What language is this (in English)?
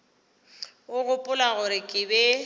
Northern Sotho